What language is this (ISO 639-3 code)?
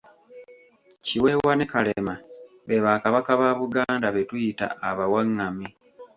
lug